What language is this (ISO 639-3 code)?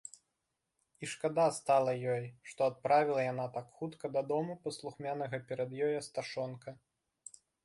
bel